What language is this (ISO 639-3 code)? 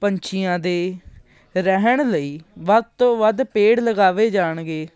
pan